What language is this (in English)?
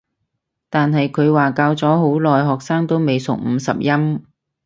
Cantonese